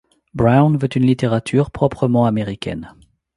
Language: French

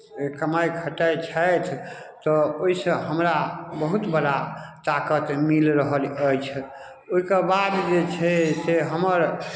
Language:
Maithili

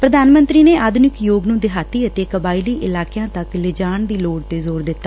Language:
Punjabi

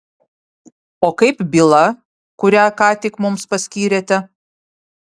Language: Lithuanian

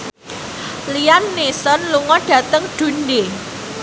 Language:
Javanese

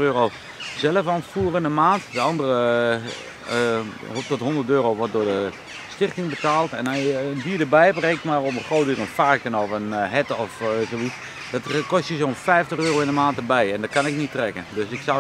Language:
Dutch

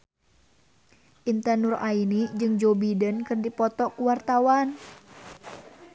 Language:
Sundanese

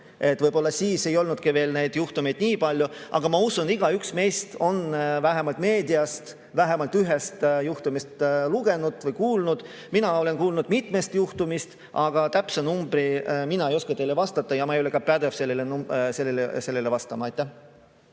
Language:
Estonian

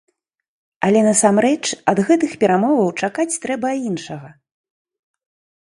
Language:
Belarusian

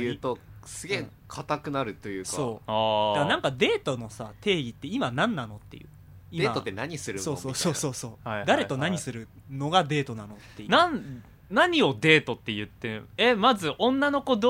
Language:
Japanese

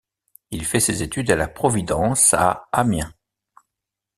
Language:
French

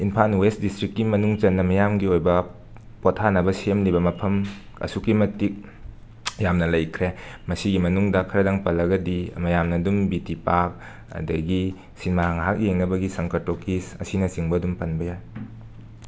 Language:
Manipuri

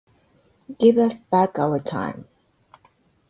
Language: Japanese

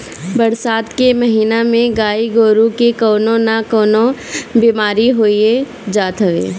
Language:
Bhojpuri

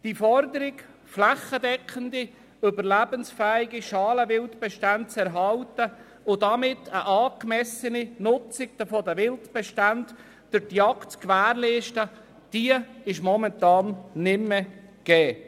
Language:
Swiss German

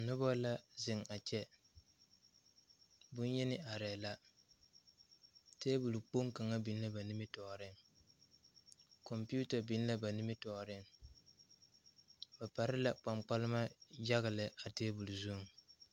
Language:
Southern Dagaare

